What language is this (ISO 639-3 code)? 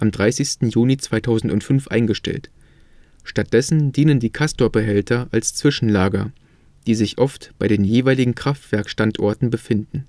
deu